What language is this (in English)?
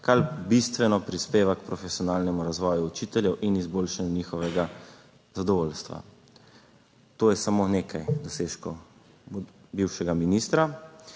Slovenian